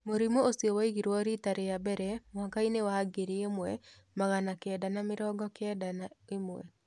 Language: Kikuyu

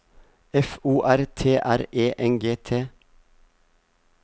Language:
Norwegian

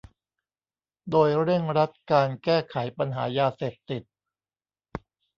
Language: Thai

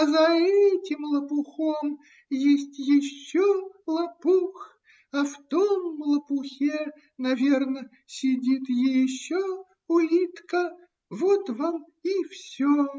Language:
Russian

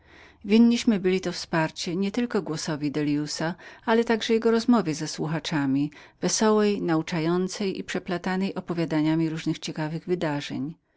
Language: Polish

